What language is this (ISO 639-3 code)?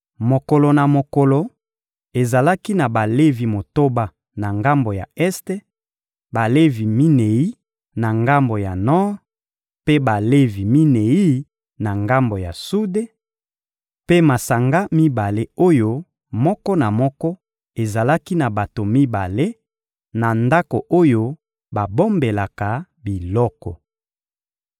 lin